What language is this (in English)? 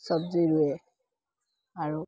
Assamese